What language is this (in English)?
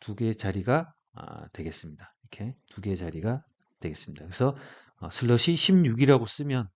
Korean